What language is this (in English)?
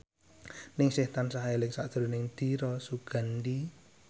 Javanese